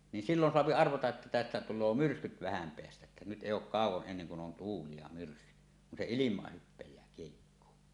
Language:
Finnish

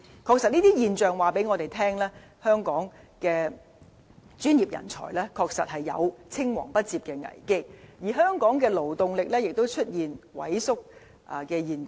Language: Cantonese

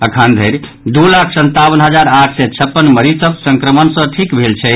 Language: Maithili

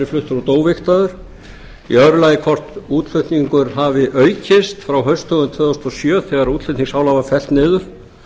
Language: Icelandic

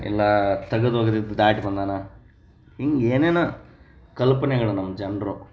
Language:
Kannada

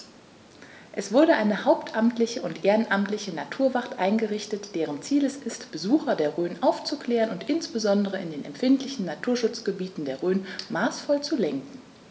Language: German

